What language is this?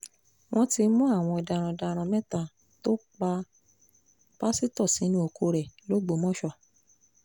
Yoruba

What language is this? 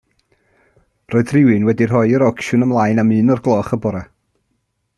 Welsh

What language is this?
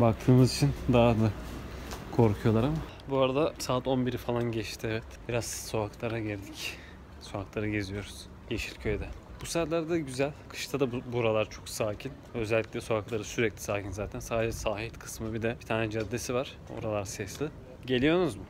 Turkish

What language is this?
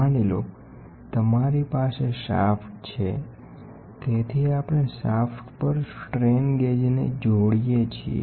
Gujarati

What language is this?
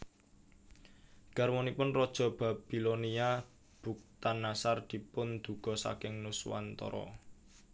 Javanese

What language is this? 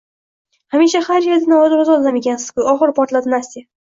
Uzbek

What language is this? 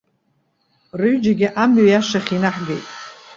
Abkhazian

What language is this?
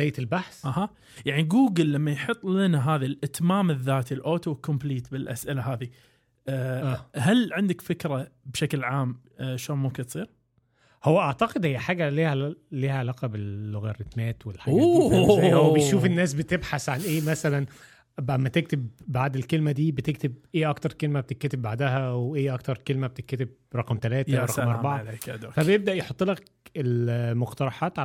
Arabic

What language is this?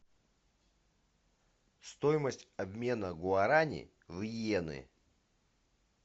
Russian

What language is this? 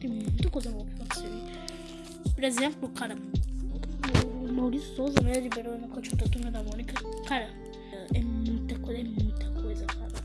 Portuguese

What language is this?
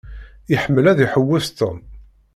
Kabyle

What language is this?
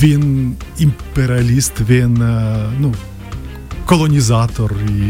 Ukrainian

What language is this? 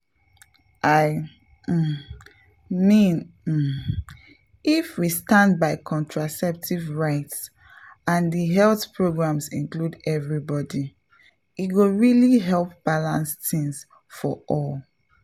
Nigerian Pidgin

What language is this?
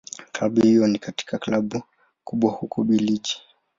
Swahili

